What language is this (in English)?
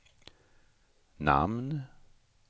Swedish